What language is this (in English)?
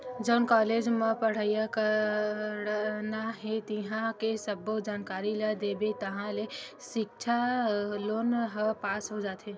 Chhattisgarhi